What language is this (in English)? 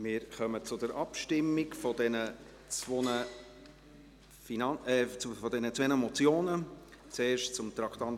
Swiss German